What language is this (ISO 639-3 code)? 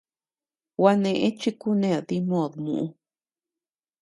cux